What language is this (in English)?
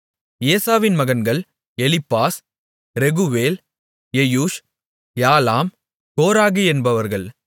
Tamil